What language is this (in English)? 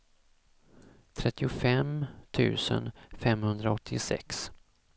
Swedish